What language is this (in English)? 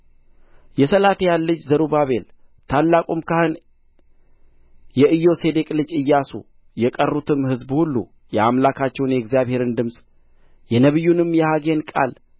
Amharic